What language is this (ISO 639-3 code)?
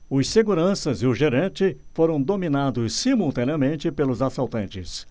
por